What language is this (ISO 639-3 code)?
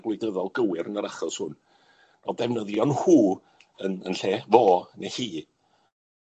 cym